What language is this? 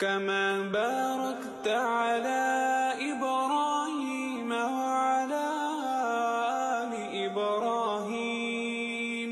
Arabic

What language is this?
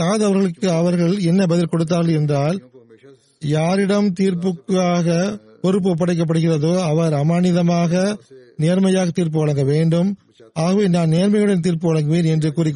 Tamil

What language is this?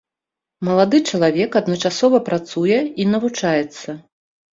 Belarusian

